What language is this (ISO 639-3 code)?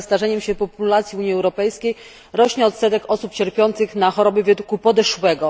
pol